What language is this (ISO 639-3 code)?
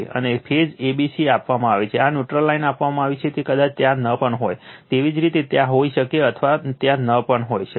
guj